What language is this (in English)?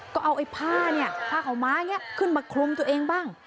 Thai